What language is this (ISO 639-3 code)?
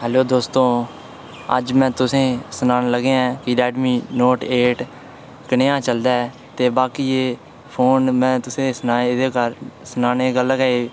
doi